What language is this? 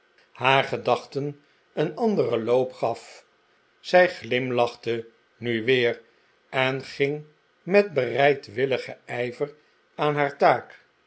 Dutch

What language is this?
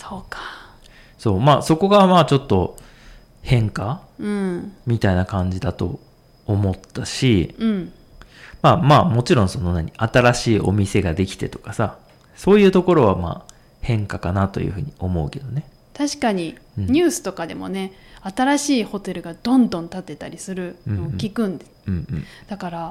Japanese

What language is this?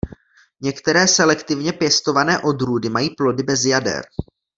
Czech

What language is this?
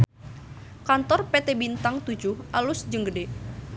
Sundanese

